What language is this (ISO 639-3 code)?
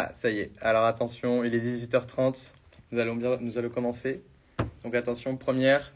fra